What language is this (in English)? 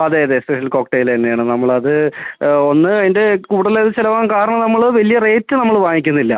Malayalam